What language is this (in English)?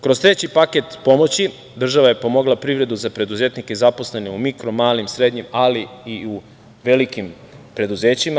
Serbian